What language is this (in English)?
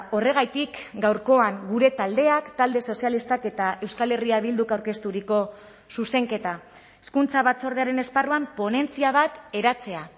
Basque